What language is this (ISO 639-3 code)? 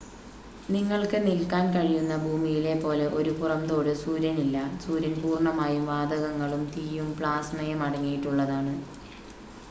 mal